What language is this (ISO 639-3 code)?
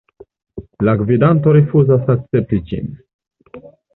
epo